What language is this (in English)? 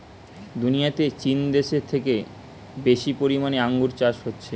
Bangla